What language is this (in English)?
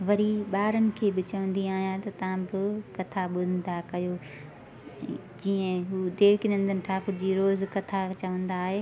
Sindhi